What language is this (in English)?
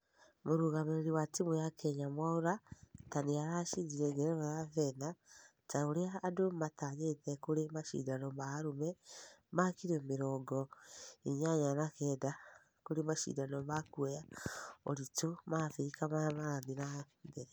Kikuyu